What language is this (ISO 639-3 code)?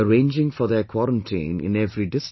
eng